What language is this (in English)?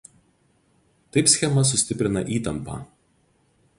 Lithuanian